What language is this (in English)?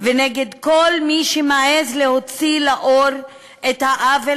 Hebrew